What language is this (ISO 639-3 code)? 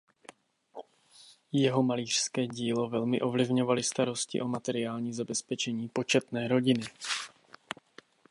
ces